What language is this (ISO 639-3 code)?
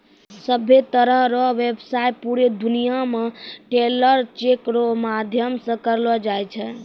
mai